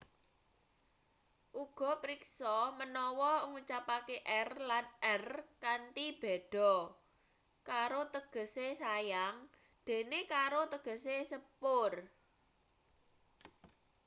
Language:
Javanese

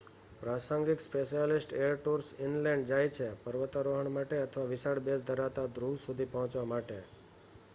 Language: Gujarati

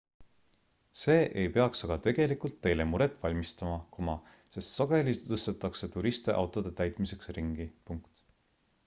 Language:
Estonian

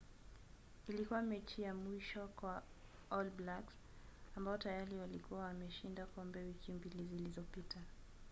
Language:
Swahili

